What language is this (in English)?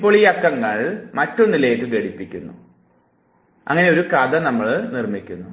Malayalam